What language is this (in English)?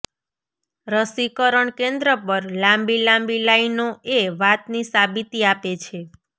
Gujarati